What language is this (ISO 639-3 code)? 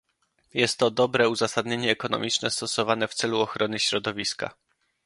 pol